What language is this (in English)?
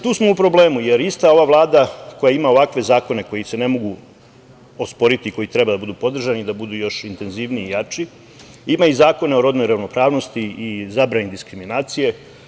Serbian